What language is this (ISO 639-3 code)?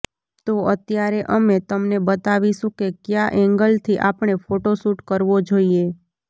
guj